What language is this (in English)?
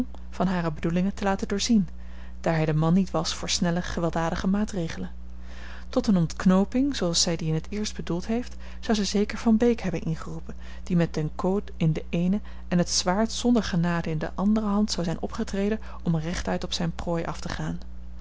Dutch